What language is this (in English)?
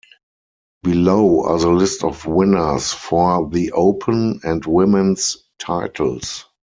English